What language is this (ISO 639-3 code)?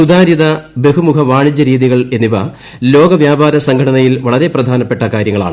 mal